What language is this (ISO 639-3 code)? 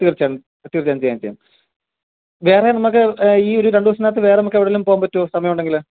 mal